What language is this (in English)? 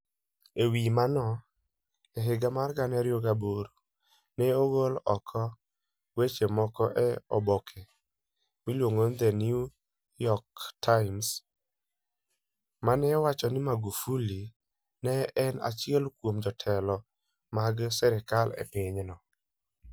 Luo (Kenya and Tanzania)